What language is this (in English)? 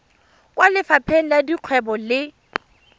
Tswana